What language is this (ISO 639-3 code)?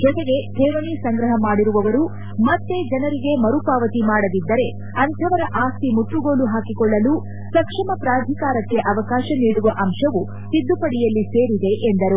kan